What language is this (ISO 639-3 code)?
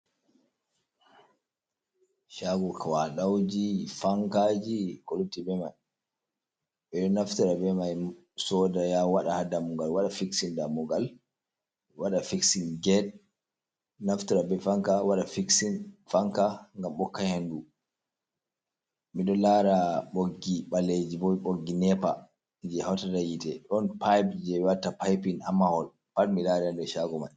ful